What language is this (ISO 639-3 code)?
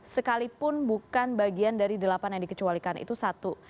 ind